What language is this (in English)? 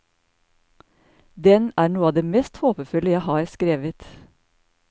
Norwegian